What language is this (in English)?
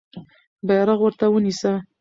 Pashto